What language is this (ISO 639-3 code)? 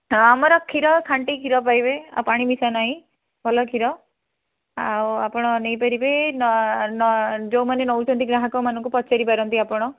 ori